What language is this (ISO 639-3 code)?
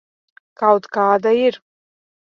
lav